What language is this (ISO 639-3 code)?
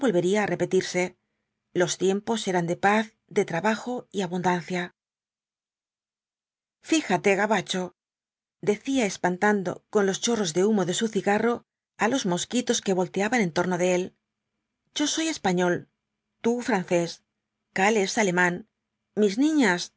spa